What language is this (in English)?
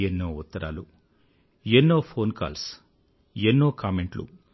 Telugu